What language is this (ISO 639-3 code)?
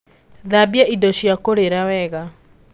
kik